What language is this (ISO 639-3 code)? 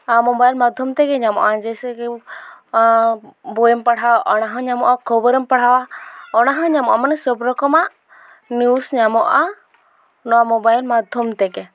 sat